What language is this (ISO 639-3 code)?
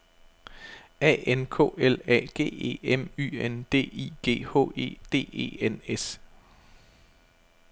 dan